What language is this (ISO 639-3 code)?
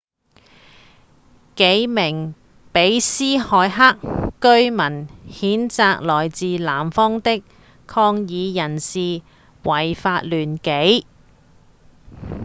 yue